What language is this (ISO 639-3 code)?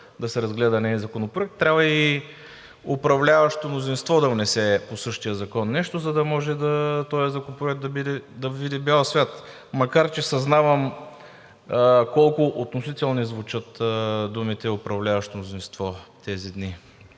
bul